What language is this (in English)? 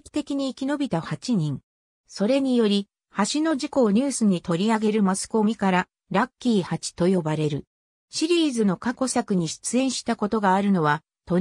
Japanese